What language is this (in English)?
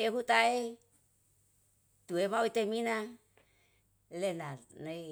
Yalahatan